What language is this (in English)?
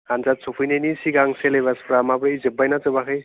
Bodo